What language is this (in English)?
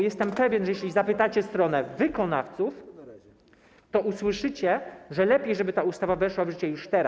Polish